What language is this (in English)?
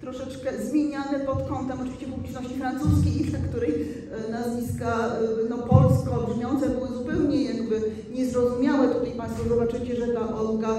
Polish